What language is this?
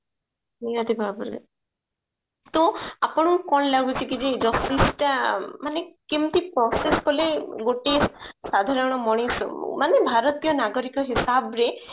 Odia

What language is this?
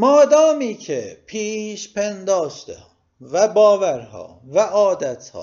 Persian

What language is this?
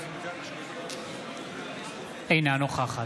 Hebrew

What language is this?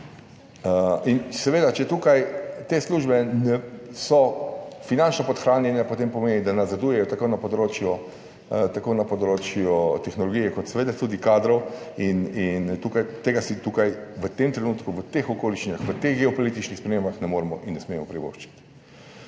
Slovenian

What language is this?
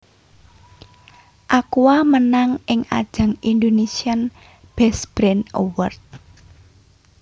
Javanese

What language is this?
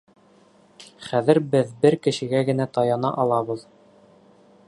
Bashkir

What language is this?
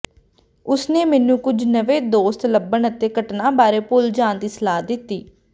Punjabi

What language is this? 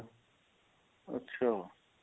Punjabi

